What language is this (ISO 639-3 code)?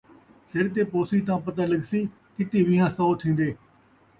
skr